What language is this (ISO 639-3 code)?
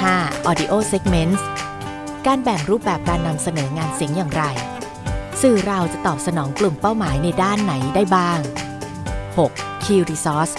tha